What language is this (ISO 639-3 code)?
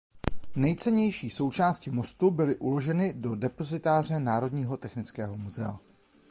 ces